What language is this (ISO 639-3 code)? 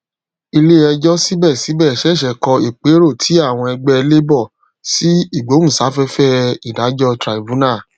yor